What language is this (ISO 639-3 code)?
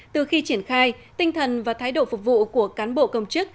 vie